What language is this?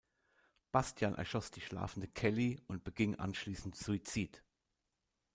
German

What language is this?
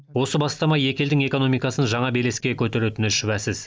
Kazakh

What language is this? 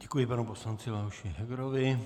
Czech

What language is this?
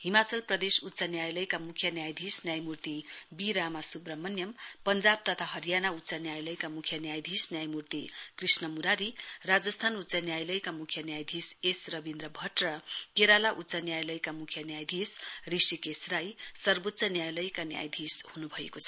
Nepali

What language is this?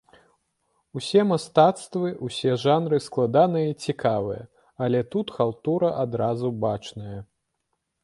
Belarusian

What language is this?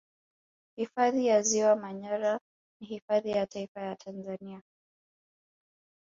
Swahili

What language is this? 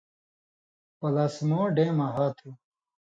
Indus Kohistani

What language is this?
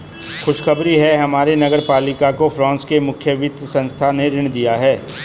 Hindi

